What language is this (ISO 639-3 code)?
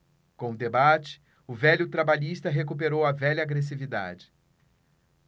por